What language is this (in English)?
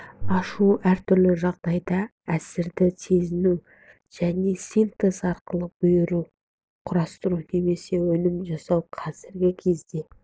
Kazakh